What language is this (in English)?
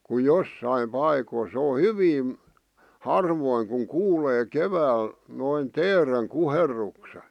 Finnish